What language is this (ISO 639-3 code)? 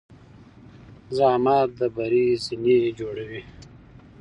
pus